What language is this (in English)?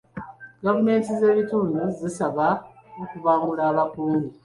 Ganda